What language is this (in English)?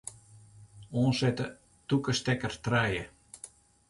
Western Frisian